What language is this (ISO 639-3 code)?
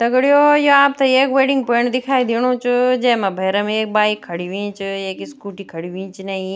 gbm